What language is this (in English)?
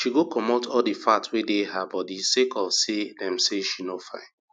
Nigerian Pidgin